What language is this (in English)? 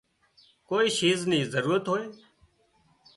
Wadiyara Koli